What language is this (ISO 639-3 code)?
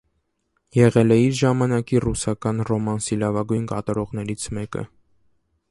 hye